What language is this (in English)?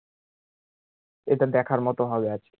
Bangla